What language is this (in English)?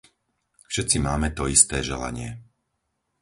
Slovak